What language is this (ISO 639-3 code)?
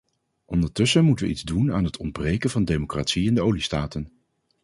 nld